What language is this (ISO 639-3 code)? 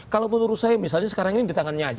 ind